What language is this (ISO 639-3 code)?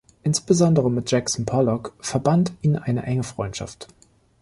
deu